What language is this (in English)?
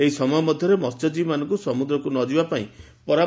Odia